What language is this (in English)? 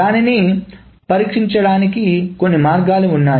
Telugu